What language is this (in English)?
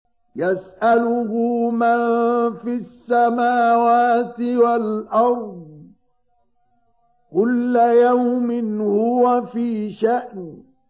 Arabic